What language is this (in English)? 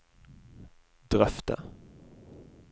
Norwegian